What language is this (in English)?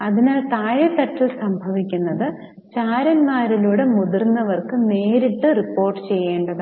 Malayalam